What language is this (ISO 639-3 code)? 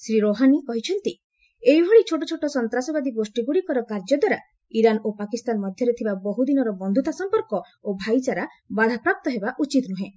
ori